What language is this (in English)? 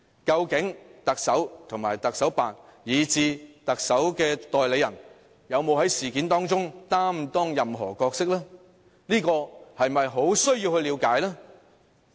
Cantonese